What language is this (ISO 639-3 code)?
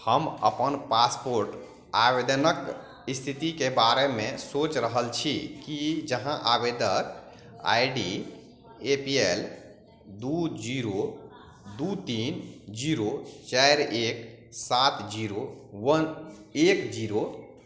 mai